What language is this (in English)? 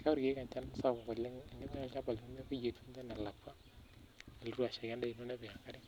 Masai